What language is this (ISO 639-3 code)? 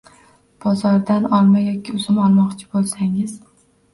uzb